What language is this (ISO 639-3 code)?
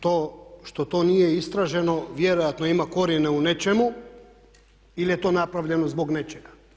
hrv